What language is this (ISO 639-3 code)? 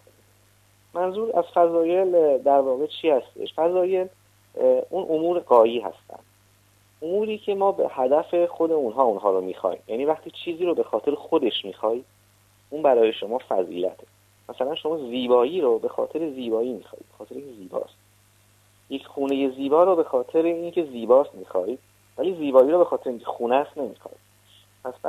fas